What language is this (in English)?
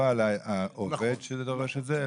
Hebrew